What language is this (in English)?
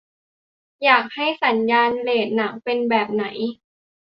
Thai